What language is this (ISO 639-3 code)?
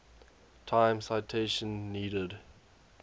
eng